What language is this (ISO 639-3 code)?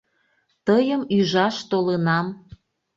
chm